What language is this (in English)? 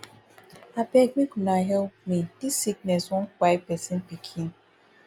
Nigerian Pidgin